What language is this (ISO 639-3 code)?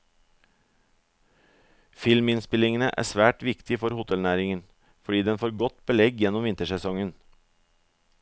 nor